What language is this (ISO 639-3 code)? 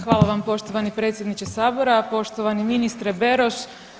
hrv